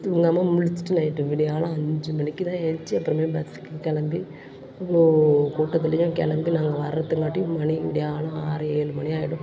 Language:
Tamil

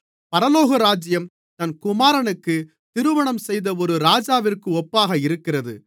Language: Tamil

